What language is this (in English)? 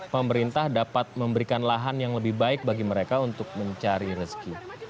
Indonesian